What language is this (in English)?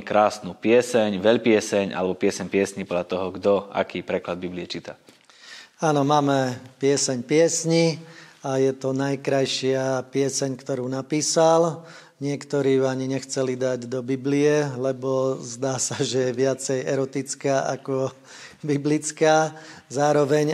Slovak